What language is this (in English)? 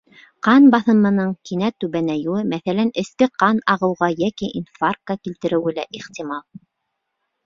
Bashkir